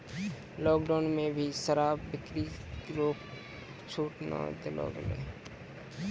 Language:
Maithili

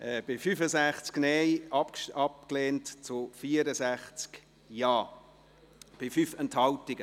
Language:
Swiss German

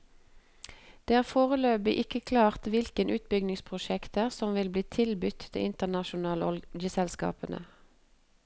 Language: Norwegian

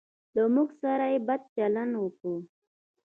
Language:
Pashto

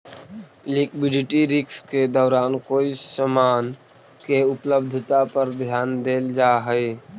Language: Magahi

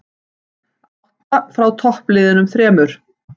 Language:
Icelandic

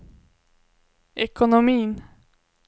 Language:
Swedish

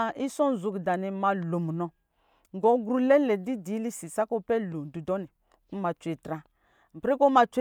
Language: Lijili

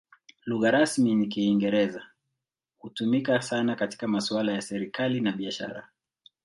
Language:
Swahili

